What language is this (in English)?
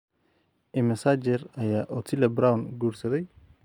Somali